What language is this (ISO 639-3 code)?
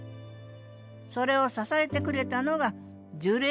jpn